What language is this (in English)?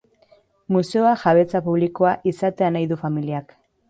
Basque